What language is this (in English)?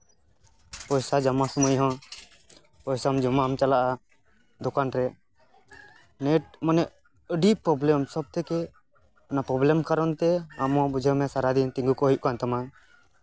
Santali